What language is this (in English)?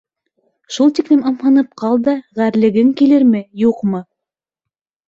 Bashkir